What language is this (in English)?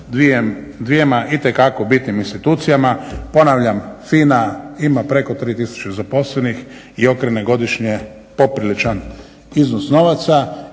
Croatian